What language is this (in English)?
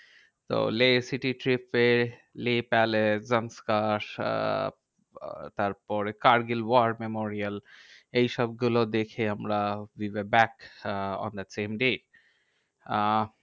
Bangla